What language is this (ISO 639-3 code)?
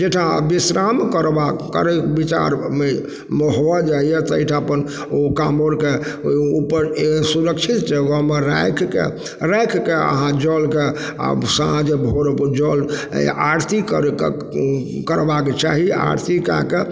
mai